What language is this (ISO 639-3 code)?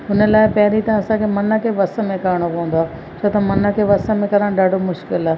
snd